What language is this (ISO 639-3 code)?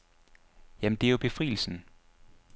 dan